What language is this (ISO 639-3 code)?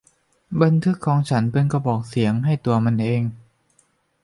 tha